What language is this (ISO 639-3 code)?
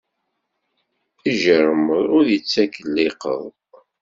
kab